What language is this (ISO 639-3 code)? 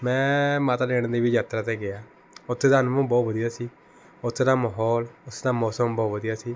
pan